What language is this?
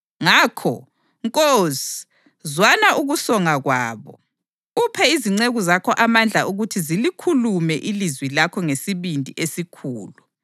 North Ndebele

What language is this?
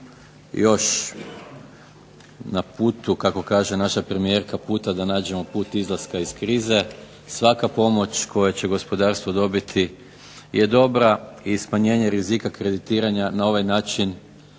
Croatian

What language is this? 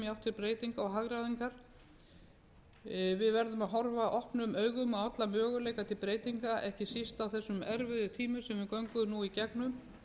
Icelandic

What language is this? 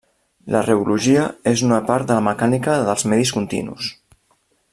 Catalan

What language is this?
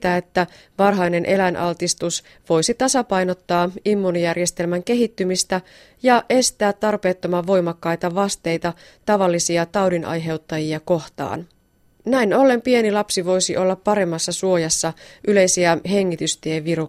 Finnish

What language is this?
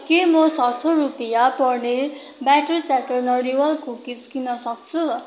Nepali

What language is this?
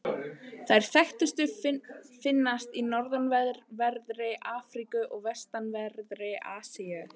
Icelandic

